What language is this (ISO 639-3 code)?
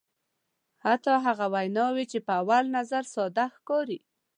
pus